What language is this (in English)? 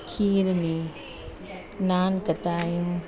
Sindhi